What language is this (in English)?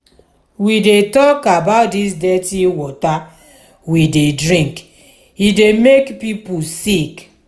Nigerian Pidgin